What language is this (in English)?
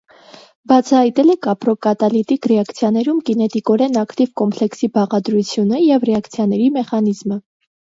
Armenian